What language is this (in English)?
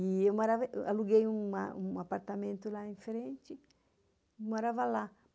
Portuguese